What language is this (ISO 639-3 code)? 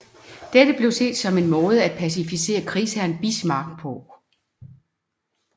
dan